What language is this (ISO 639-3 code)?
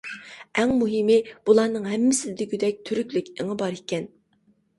uig